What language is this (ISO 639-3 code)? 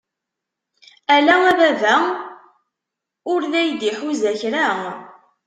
kab